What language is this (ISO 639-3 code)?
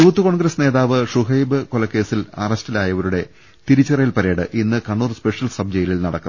mal